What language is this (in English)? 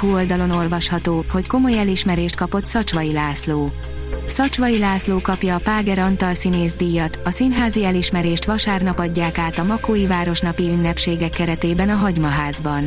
Hungarian